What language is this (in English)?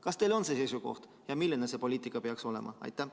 Estonian